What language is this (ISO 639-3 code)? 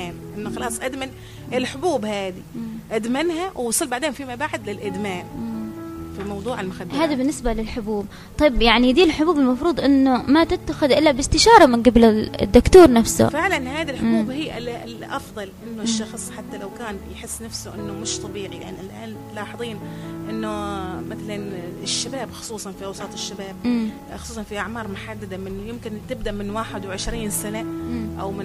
ara